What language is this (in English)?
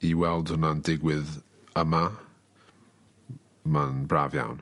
Welsh